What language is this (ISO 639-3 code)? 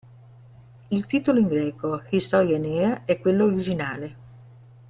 ita